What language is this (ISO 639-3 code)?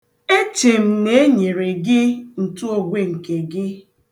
ibo